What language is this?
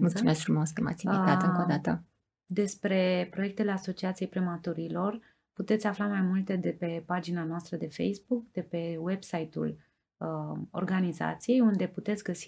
Romanian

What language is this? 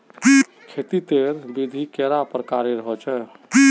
Magahi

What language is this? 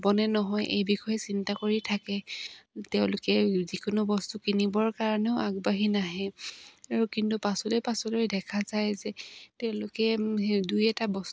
Assamese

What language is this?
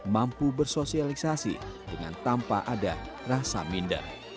Indonesian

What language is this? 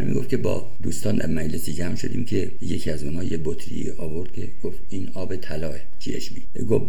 Persian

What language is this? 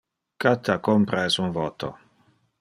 Interlingua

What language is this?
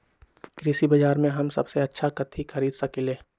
Magahi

